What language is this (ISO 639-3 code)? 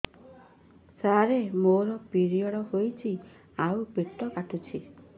ori